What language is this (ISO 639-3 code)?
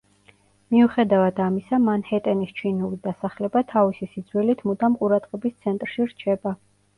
kat